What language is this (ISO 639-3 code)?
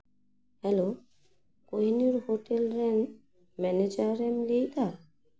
sat